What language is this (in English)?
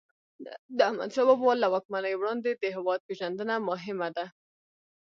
Pashto